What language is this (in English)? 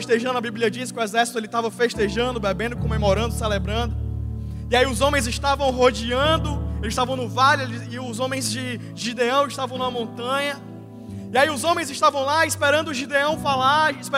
Portuguese